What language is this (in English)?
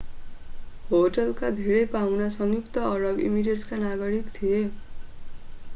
Nepali